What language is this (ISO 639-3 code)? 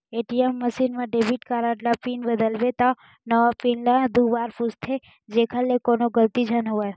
hne